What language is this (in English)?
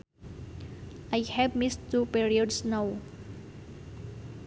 Sundanese